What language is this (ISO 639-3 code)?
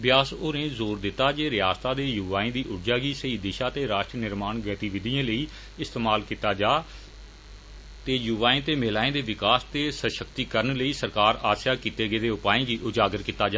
doi